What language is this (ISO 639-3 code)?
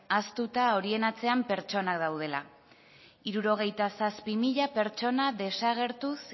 eus